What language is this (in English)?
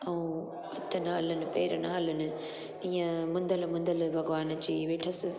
Sindhi